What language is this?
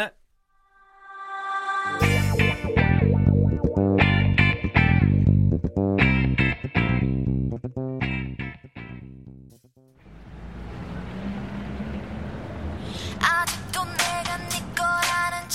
Korean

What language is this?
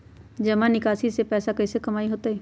Magahi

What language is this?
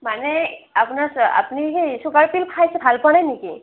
Assamese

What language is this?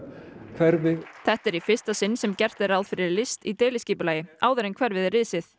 Icelandic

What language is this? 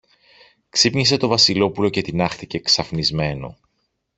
Greek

